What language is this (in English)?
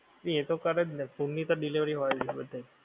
Gujarati